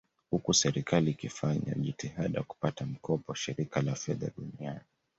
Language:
Swahili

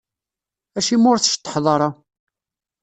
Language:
Kabyle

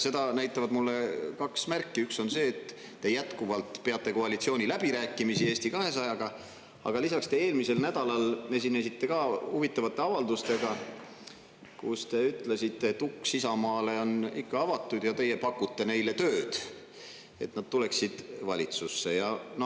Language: Estonian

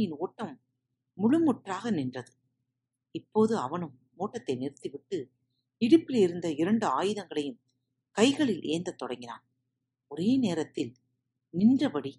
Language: Tamil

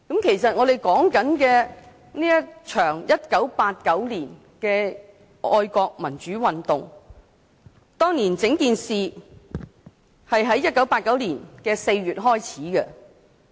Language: Cantonese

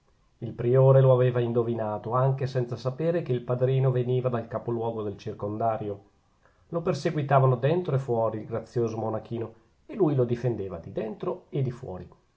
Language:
Italian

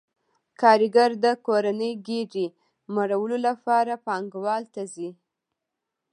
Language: Pashto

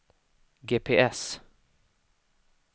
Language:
Swedish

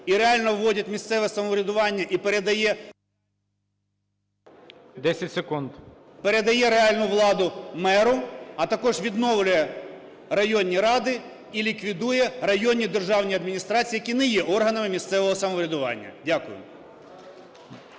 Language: Ukrainian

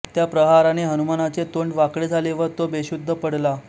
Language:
Marathi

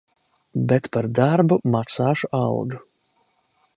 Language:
Latvian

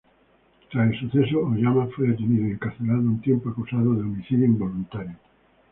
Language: Spanish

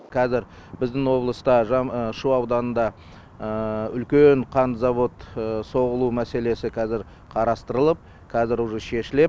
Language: Kazakh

